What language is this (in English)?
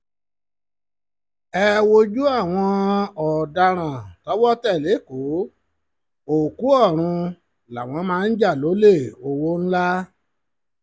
Yoruba